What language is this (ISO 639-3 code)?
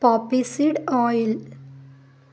tel